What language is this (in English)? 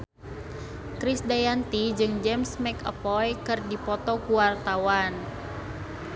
Sundanese